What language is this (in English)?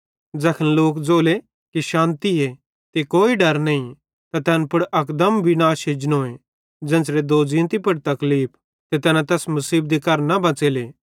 Bhadrawahi